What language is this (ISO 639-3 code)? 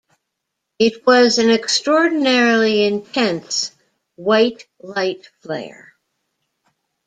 eng